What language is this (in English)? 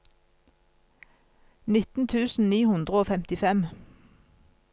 Norwegian